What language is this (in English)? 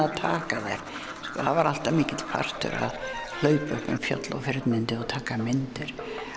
Icelandic